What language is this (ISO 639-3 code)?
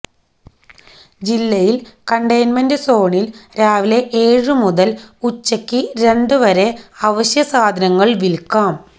mal